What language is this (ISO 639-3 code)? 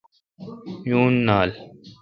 xka